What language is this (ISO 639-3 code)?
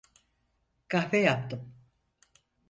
tur